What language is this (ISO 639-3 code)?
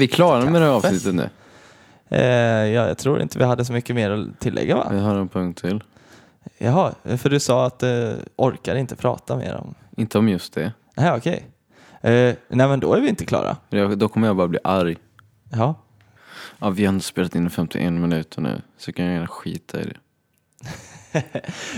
swe